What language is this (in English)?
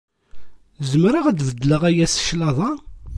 Kabyle